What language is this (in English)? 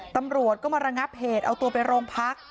Thai